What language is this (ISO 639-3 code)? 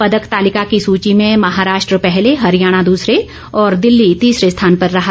hin